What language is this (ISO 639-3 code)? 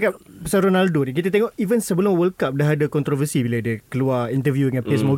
msa